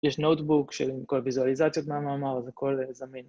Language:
Hebrew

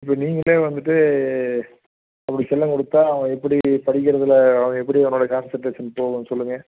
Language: Tamil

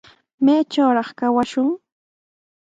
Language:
Sihuas Ancash Quechua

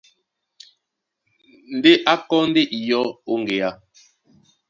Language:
Duala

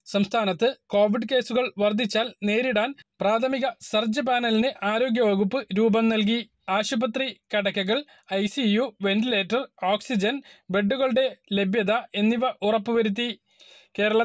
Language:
Turkish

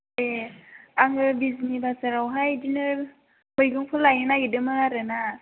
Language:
Bodo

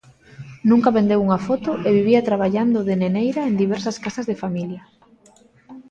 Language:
Galician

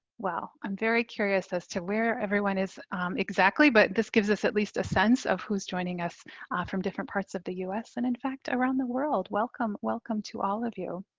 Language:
English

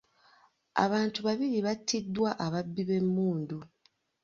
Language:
Ganda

